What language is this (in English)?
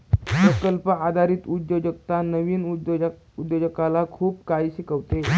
Marathi